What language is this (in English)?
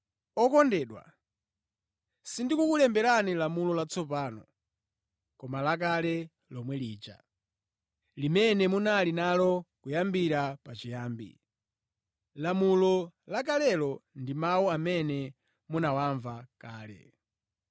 Nyanja